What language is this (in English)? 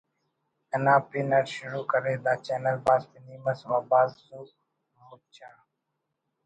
Brahui